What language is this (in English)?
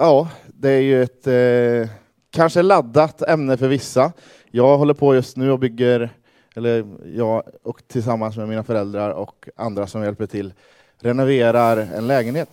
Swedish